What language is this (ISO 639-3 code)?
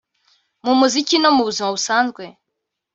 kin